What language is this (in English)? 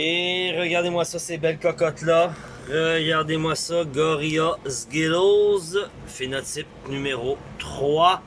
French